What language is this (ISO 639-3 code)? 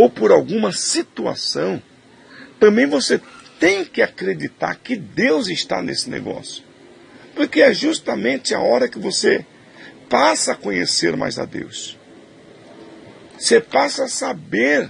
por